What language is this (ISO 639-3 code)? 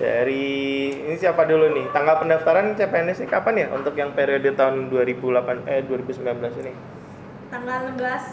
ind